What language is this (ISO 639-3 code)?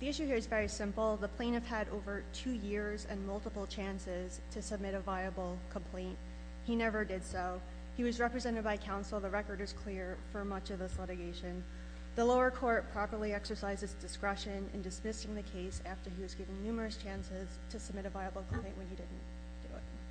eng